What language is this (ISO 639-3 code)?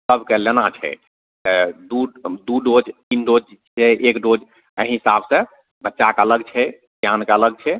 mai